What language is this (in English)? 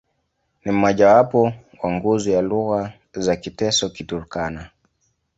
Swahili